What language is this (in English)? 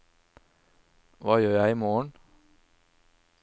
Norwegian